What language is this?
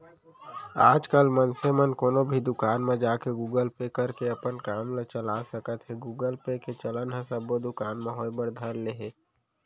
Chhattisgarhi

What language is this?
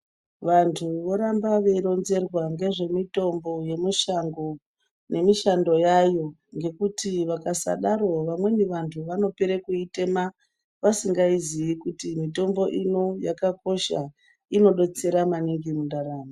Ndau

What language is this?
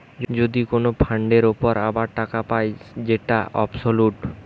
Bangla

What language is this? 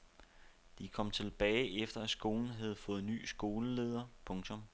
Danish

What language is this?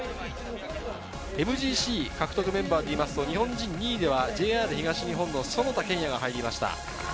Japanese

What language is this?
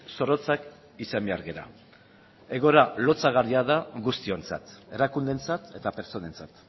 Basque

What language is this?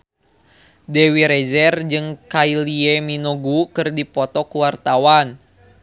Sundanese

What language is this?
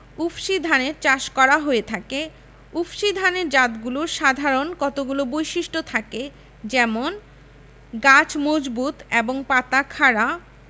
Bangla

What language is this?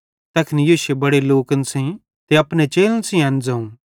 Bhadrawahi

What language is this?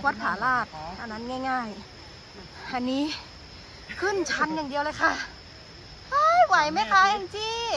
Thai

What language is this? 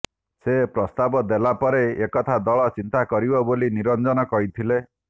Odia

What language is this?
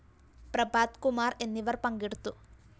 Malayalam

